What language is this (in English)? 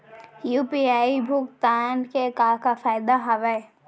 Chhattisgarhi